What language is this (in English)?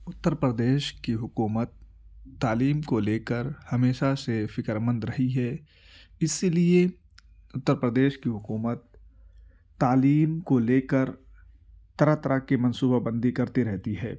Urdu